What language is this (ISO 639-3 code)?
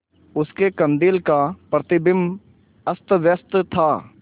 hin